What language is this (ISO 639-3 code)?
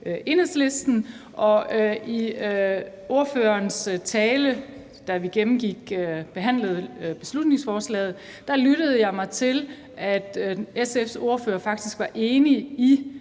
dan